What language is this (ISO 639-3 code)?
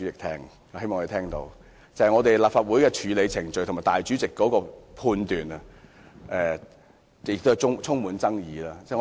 yue